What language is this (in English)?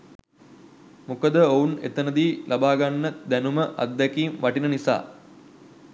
Sinhala